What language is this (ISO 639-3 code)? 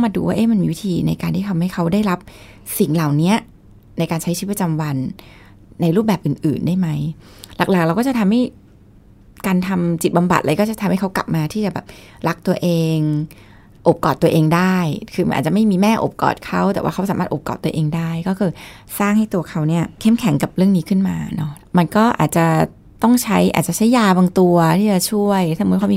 tha